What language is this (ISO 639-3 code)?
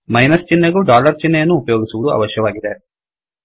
kan